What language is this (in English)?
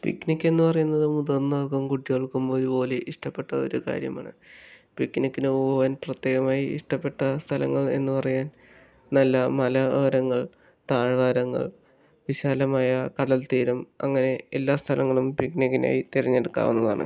Malayalam